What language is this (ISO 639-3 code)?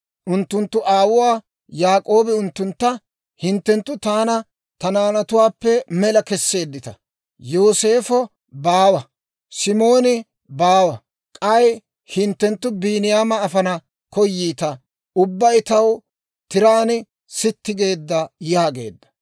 dwr